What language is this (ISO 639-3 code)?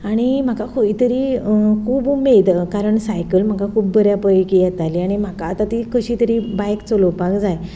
kok